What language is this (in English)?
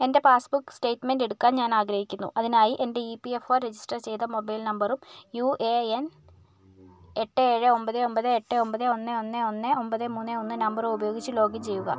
Malayalam